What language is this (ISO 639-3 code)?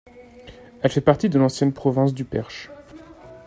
fra